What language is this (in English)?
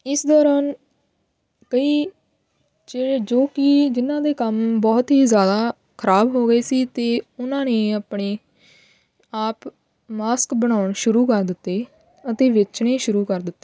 Punjabi